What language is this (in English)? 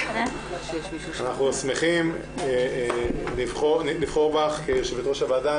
Hebrew